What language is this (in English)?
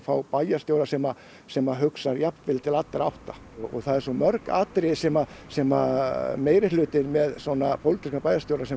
Icelandic